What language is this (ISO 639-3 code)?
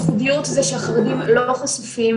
heb